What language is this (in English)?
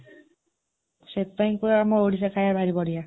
Odia